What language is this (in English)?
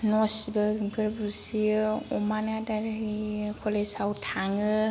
Bodo